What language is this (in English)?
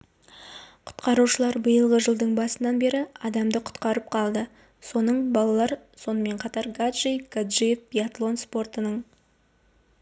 Kazakh